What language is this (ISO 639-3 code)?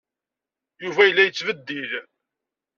kab